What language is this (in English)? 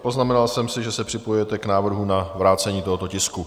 Czech